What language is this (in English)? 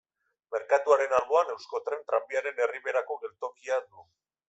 Basque